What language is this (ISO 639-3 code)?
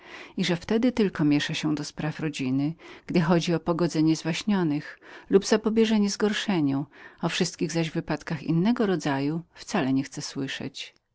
pol